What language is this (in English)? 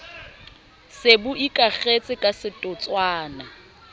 Southern Sotho